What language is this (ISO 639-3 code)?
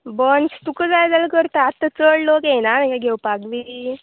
kok